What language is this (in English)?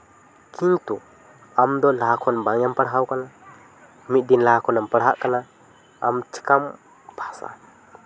Santali